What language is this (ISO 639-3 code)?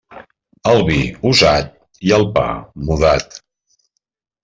cat